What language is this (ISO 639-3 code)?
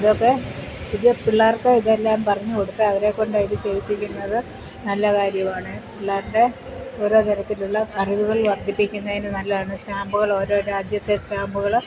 mal